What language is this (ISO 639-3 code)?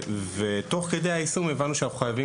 heb